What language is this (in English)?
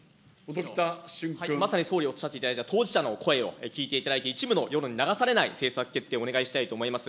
Japanese